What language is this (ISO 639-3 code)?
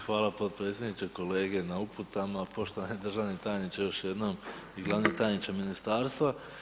hrv